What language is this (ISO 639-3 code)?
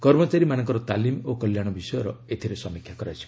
ori